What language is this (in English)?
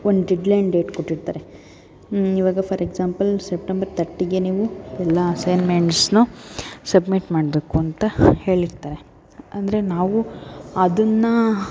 Kannada